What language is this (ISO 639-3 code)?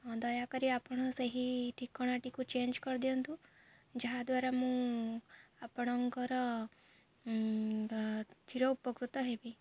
ori